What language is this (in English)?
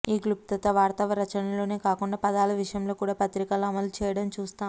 Telugu